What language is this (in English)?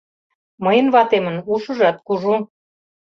Mari